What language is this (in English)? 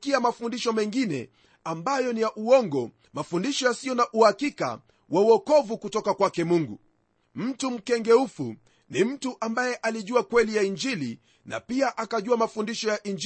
Swahili